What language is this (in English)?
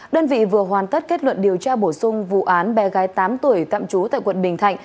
Vietnamese